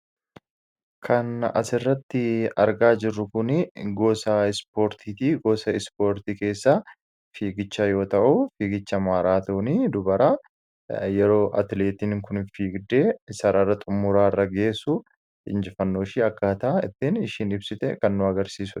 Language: Oromo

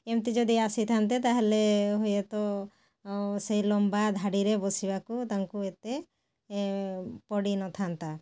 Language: Odia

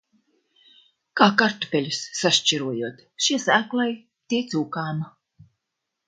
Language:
Latvian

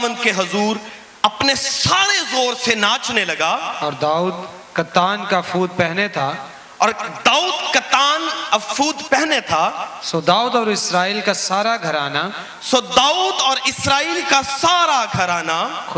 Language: Urdu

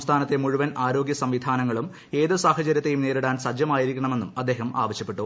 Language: Malayalam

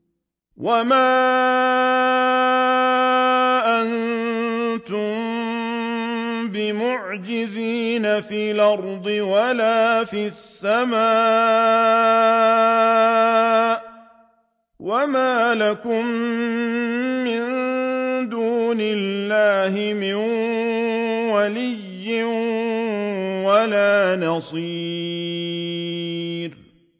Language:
Arabic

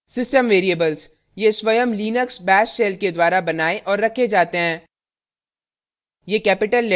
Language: Hindi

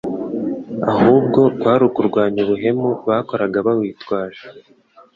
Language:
Kinyarwanda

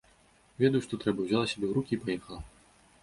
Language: Belarusian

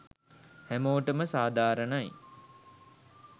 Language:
Sinhala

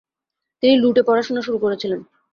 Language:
Bangla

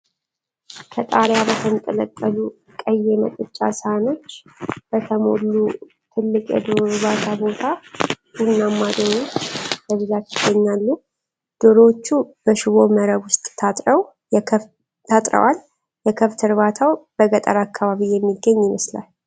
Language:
Amharic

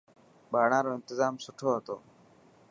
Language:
Dhatki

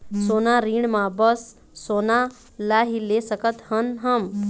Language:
Chhattisgarhi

